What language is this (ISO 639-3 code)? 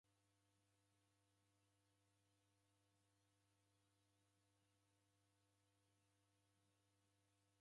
dav